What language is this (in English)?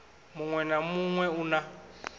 Venda